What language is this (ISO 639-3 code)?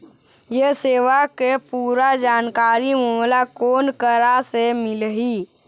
hne